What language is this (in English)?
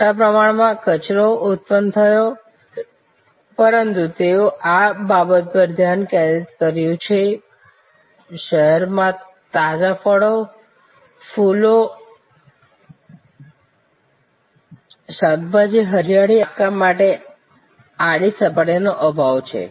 Gujarati